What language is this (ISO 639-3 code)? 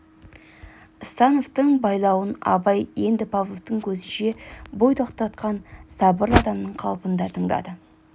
kaz